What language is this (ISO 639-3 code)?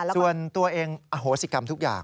tha